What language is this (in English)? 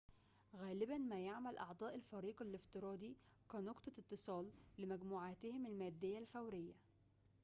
Arabic